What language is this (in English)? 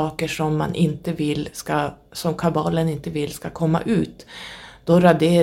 Swedish